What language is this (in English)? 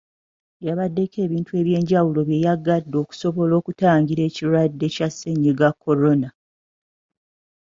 Ganda